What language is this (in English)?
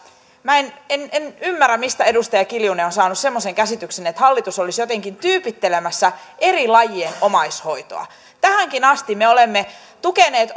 Finnish